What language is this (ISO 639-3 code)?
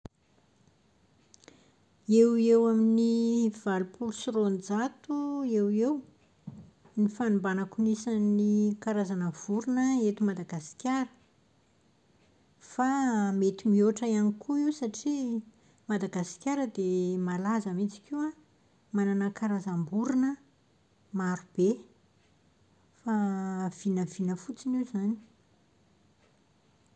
mlg